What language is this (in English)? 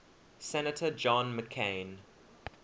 English